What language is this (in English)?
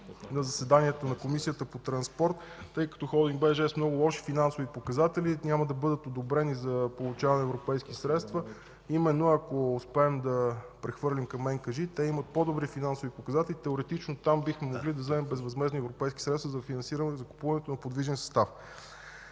Bulgarian